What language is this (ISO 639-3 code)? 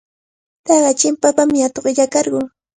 qvl